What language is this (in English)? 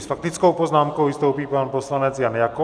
Czech